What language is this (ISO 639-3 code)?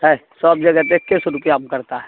urd